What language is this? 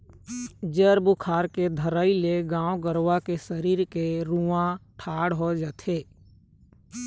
Chhattisgarhi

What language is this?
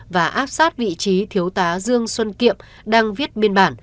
Vietnamese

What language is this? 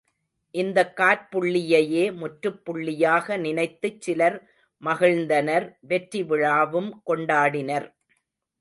Tamil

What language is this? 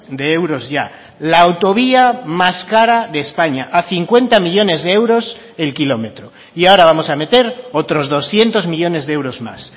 Spanish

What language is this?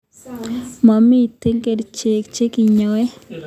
Kalenjin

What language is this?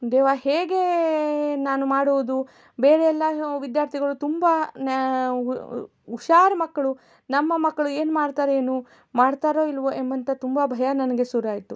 Kannada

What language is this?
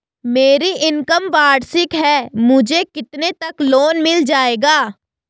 Hindi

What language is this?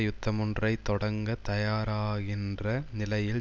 Tamil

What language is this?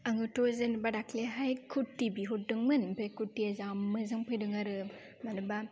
Bodo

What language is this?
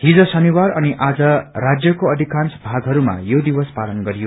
Nepali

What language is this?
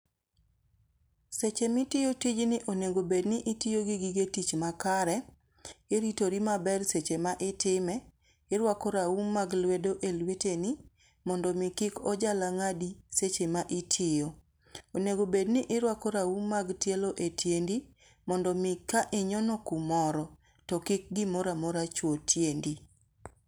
Luo (Kenya and Tanzania)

